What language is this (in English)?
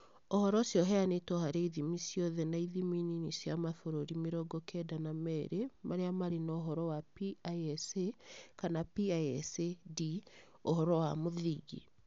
Kikuyu